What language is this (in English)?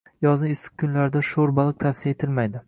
Uzbek